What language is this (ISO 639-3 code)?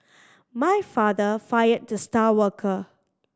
eng